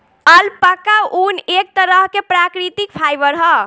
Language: Bhojpuri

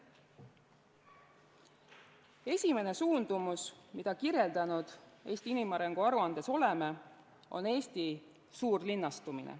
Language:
Estonian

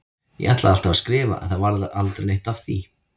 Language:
Icelandic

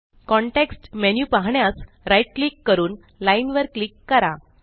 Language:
Marathi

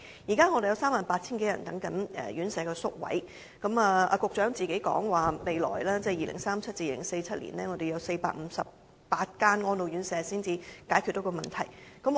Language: Cantonese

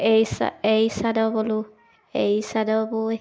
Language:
Assamese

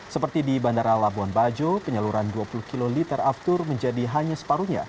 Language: Indonesian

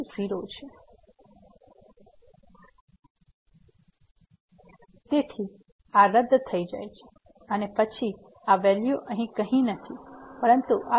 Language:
Gujarati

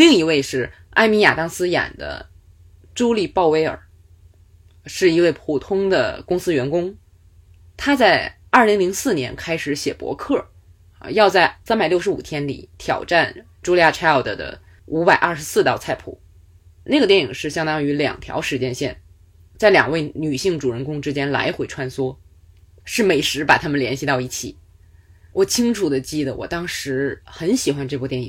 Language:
Chinese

